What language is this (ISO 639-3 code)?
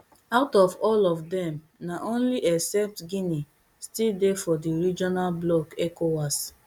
pcm